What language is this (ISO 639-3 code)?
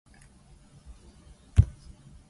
jpn